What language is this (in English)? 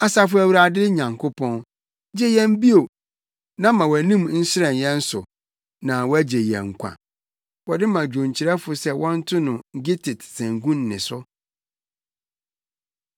Akan